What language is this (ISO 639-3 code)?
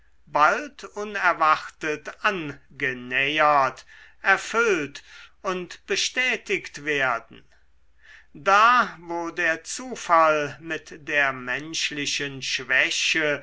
deu